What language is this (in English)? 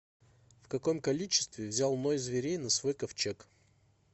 Russian